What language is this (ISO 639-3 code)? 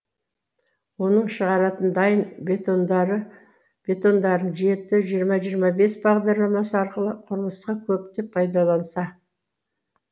kaz